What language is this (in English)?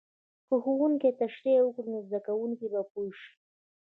Pashto